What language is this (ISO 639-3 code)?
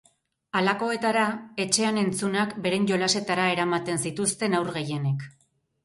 eus